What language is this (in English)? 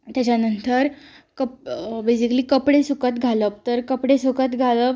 Konkani